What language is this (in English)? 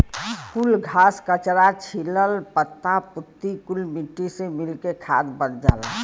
Bhojpuri